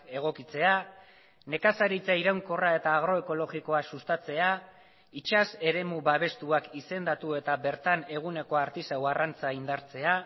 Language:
Basque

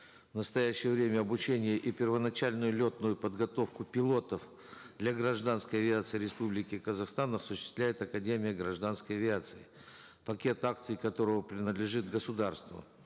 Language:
Kazakh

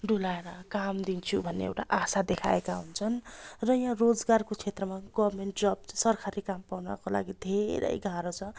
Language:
Nepali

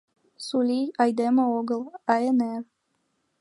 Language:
Mari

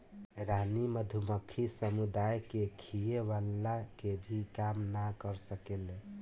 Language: Bhojpuri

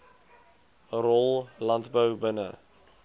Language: Afrikaans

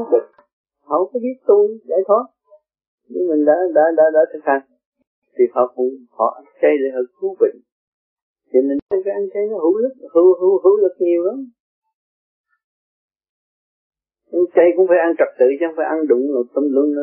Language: Vietnamese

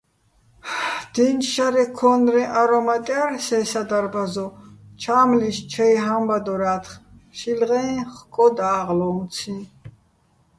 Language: Bats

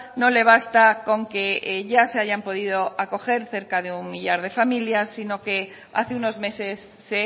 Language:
Spanish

